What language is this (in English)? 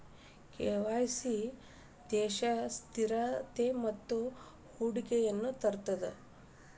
Kannada